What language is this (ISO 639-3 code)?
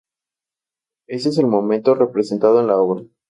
spa